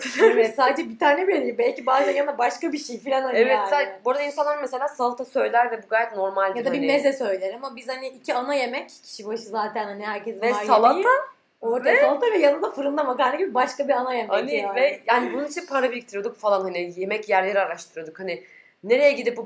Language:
Turkish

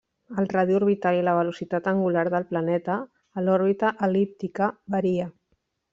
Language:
Catalan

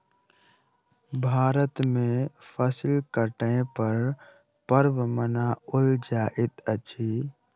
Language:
Maithili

